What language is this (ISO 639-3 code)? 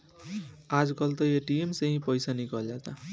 bho